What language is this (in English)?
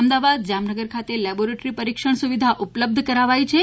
Gujarati